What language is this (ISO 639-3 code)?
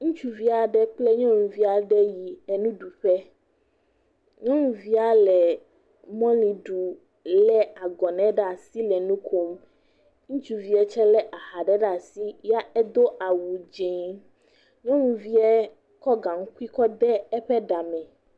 ewe